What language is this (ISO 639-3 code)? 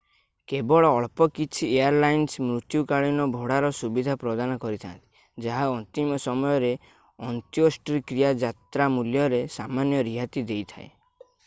ori